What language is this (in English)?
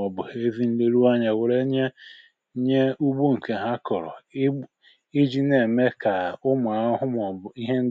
Igbo